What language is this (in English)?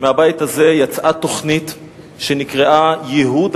Hebrew